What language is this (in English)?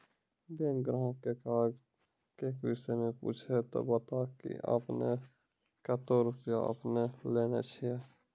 Maithili